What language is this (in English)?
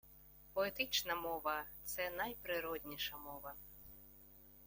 Ukrainian